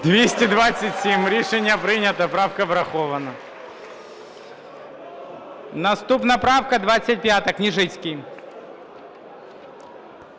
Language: Ukrainian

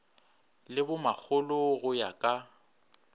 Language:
Northern Sotho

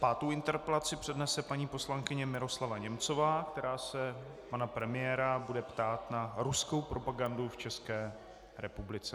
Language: Czech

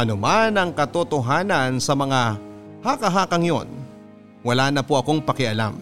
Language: Filipino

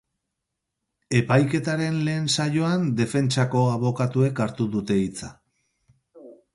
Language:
Basque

